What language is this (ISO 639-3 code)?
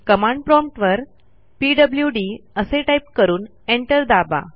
mar